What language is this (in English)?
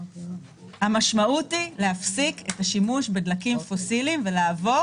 Hebrew